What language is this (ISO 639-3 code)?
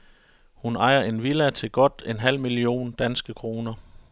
dan